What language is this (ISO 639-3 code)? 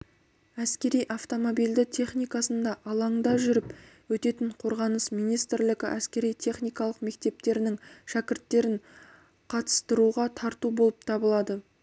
kaz